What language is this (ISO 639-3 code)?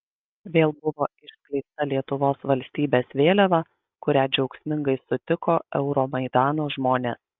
lit